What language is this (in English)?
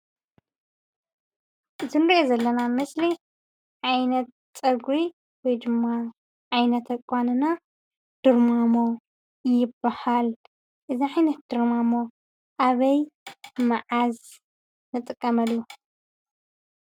Tigrinya